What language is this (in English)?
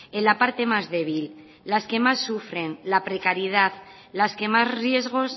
Spanish